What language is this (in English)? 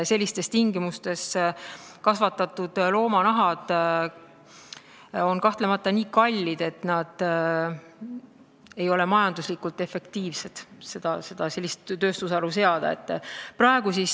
Estonian